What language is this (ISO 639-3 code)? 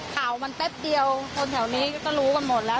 tha